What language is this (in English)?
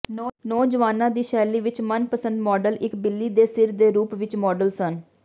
Punjabi